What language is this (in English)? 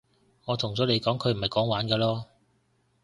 Cantonese